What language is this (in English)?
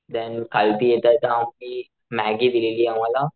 Marathi